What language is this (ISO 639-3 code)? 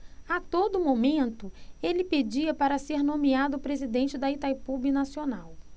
por